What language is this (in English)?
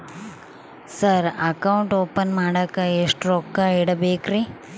Kannada